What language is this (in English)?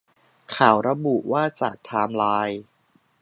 Thai